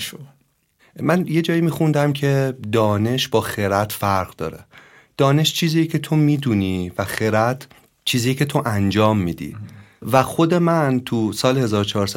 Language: Persian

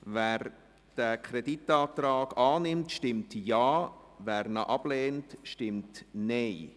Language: Swiss German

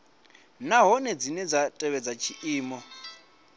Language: Venda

